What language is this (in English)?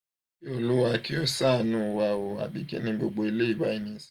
Yoruba